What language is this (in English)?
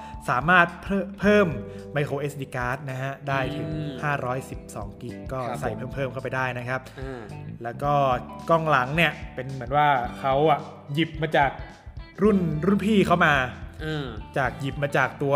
Thai